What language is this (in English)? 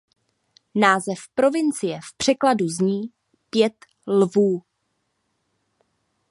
Czech